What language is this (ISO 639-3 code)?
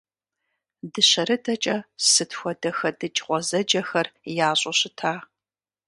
kbd